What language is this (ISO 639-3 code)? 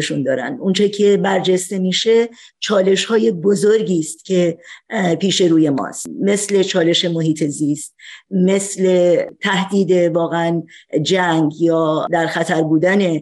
fas